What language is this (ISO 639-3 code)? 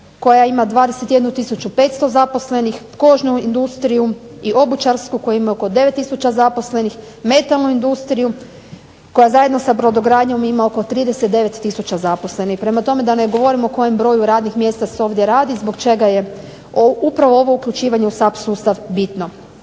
hrv